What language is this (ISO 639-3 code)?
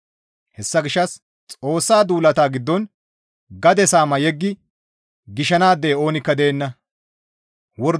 gmv